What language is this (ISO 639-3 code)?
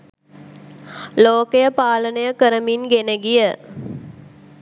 sin